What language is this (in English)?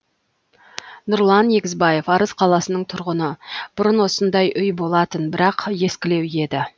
Kazakh